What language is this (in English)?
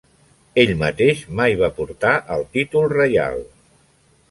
Catalan